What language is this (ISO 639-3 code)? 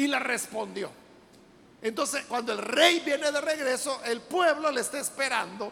spa